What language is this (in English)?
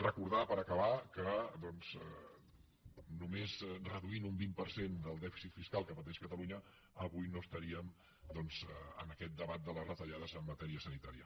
Catalan